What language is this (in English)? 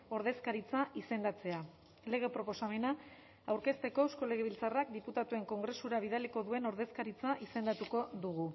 Basque